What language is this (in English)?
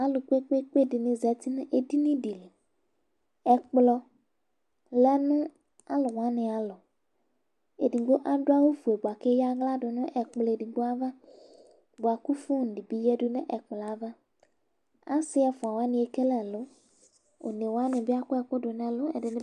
Ikposo